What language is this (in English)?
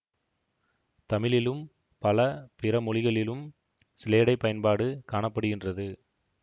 Tamil